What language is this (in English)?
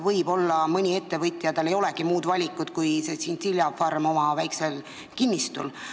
Estonian